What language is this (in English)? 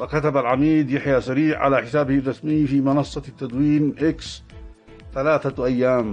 Arabic